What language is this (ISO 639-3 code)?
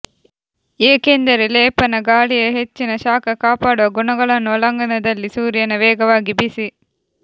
kan